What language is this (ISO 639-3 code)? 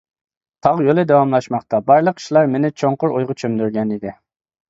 uig